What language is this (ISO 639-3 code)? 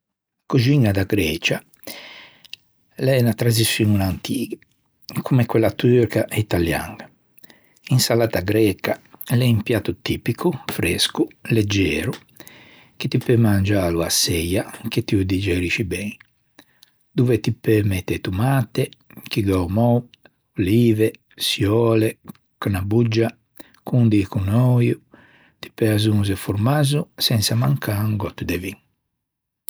lij